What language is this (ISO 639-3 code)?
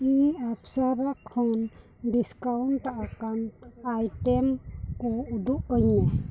sat